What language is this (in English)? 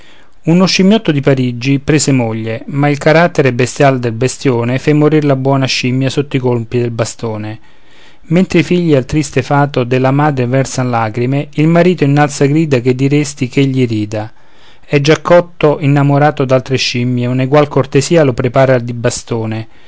Italian